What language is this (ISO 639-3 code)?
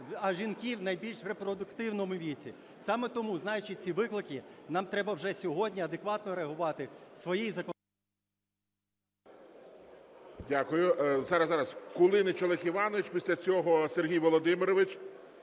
ukr